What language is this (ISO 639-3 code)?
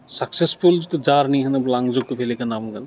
brx